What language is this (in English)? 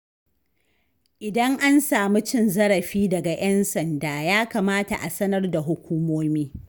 Hausa